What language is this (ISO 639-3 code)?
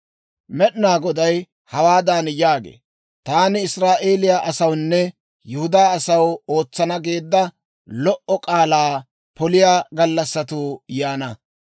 dwr